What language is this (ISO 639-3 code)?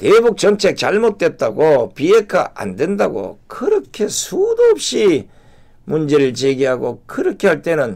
kor